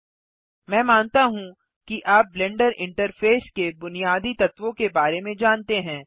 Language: Hindi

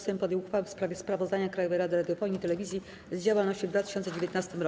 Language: Polish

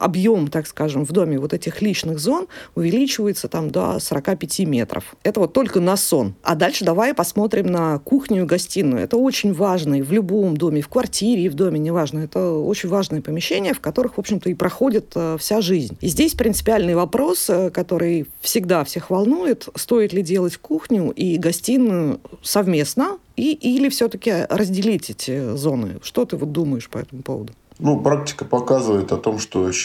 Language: Russian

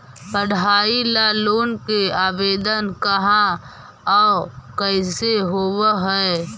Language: Magahi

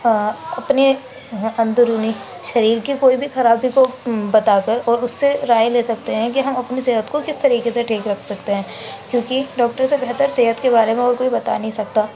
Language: Urdu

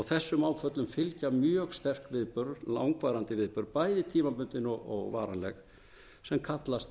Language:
Icelandic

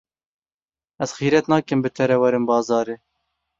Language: Kurdish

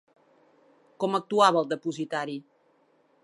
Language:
Catalan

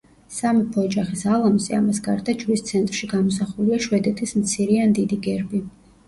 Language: Georgian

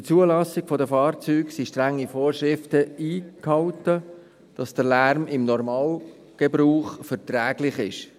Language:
Swiss German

